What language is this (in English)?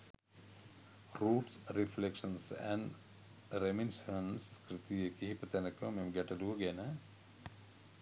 Sinhala